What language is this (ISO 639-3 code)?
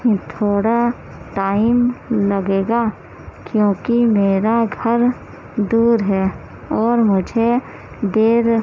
urd